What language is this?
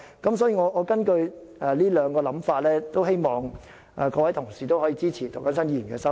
Cantonese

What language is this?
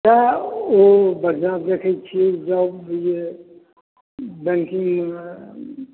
Maithili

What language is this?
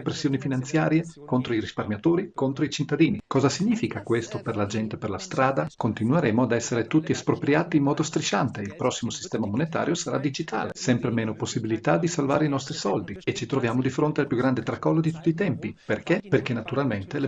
Italian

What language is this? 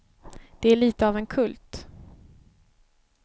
Swedish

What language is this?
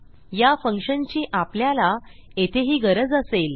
Marathi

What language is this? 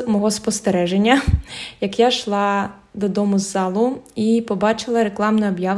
Ukrainian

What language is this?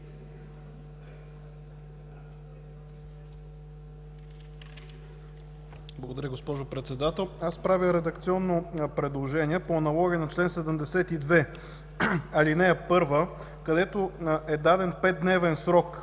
Bulgarian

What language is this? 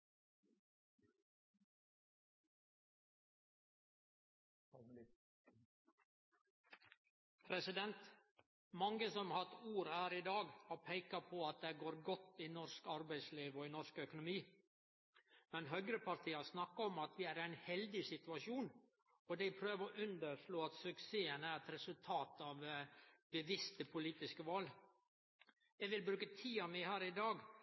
Norwegian Nynorsk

